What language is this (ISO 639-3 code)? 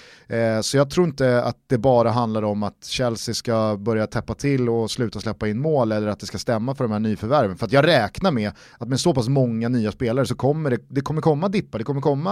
swe